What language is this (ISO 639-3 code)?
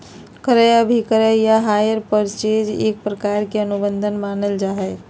mag